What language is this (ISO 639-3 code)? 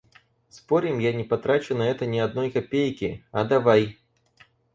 rus